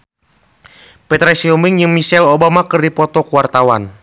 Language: Sundanese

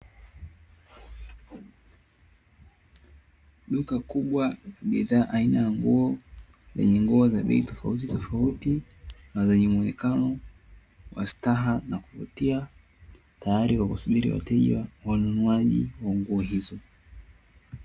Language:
Swahili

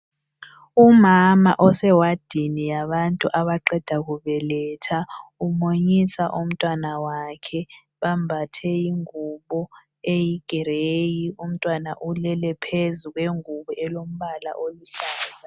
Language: North Ndebele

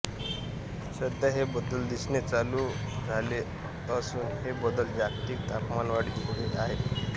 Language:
Marathi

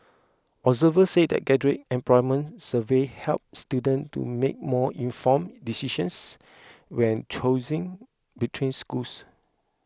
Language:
English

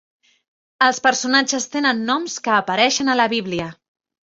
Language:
Catalan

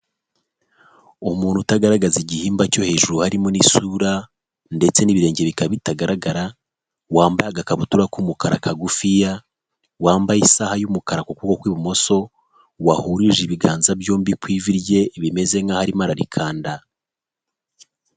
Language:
Kinyarwanda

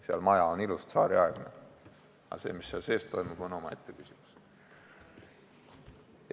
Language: Estonian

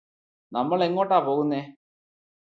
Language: Malayalam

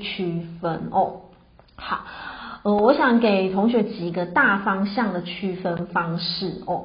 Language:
Chinese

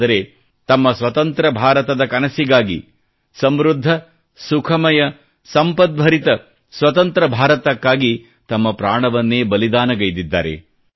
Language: Kannada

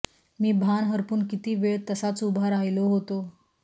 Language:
Marathi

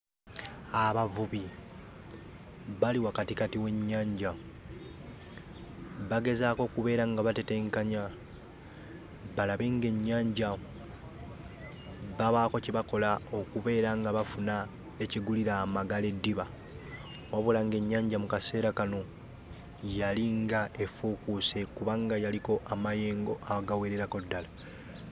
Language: Ganda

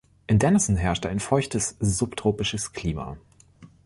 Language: German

